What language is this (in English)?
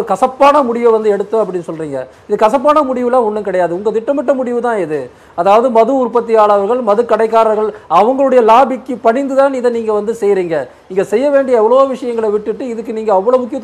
Hindi